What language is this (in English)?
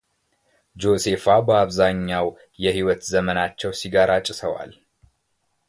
Amharic